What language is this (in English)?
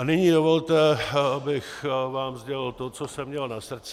Czech